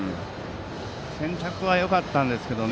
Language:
Japanese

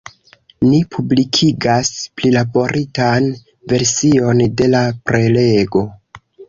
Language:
Esperanto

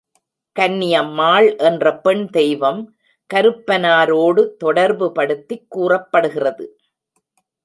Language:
Tamil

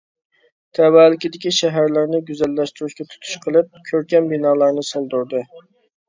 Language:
Uyghur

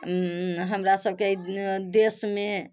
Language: Maithili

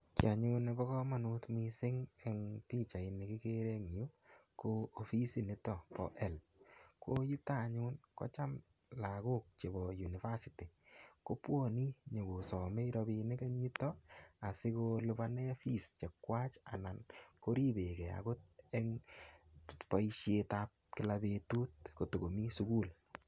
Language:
Kalenjin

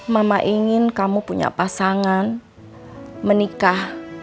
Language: Indonesian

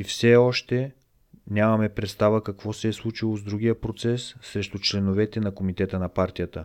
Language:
Bulgarian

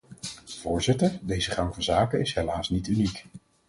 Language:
Dutch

